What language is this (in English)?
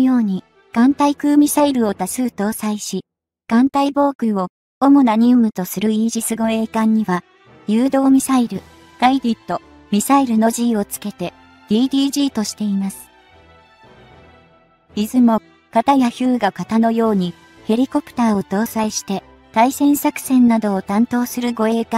Japanese